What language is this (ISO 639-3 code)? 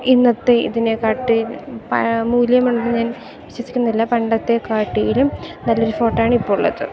mal